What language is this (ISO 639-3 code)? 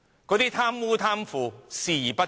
yue